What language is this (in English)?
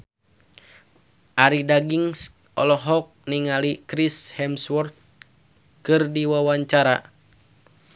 Sundanese